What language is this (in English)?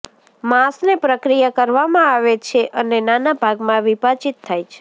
Gujarati